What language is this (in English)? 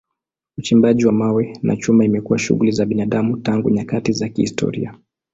Swahili